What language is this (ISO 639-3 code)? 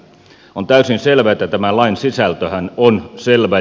fin